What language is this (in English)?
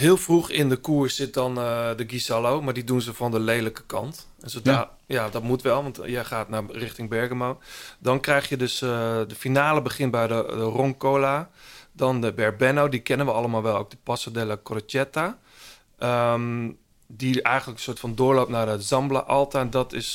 Dutch